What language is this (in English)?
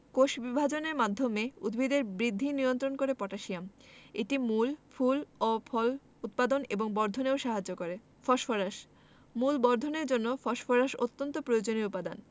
Bangla